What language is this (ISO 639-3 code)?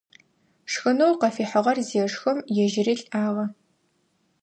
ady